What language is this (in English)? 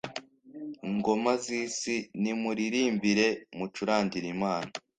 Kinyarwanda